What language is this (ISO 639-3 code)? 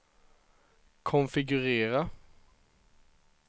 swe